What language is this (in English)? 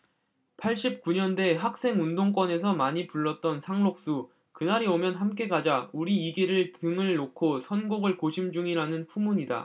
Korean